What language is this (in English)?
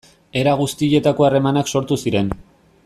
Basque